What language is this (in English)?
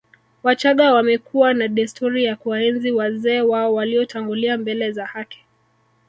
Swahili